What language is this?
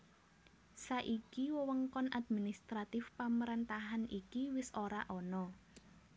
Javanese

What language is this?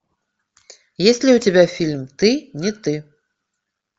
Russian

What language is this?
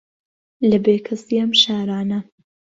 Central Kurdish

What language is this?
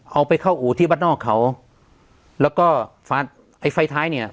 Thai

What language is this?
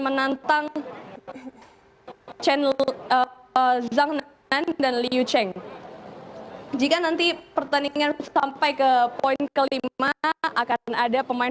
Indonesian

